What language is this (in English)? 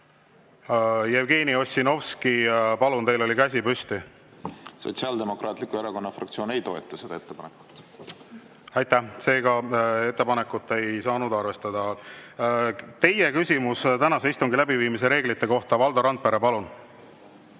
Estonian